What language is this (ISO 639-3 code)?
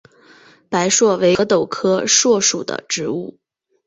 zho